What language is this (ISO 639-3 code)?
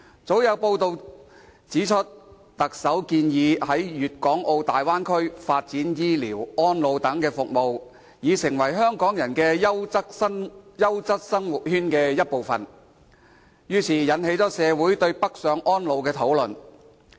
yue